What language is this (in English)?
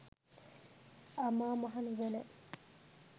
Sinhala